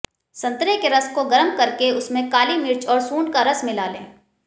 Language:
Hindi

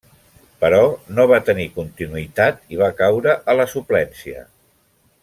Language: Catalan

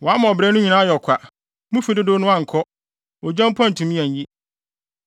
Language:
Akan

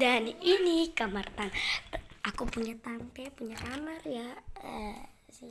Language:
Indonesian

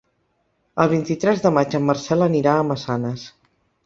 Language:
Catalan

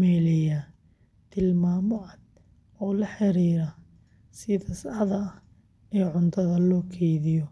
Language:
Somali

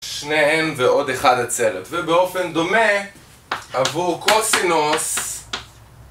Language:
Hebrew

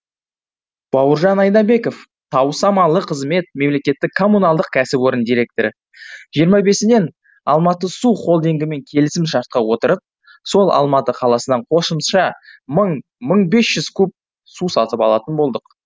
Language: Kazakh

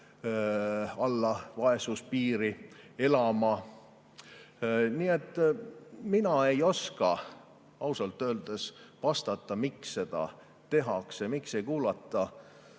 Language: Estonian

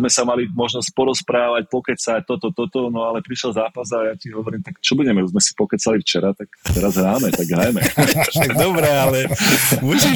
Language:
Slovak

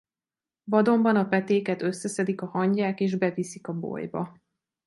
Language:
Hungarian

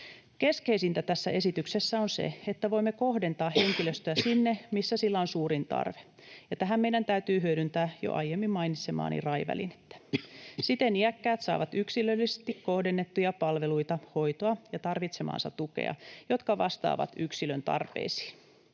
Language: Finnish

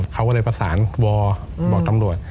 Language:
Thai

